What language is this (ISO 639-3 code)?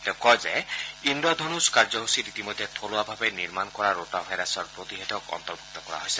asm